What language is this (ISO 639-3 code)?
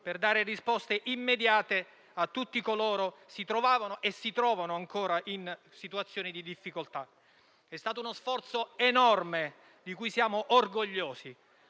ita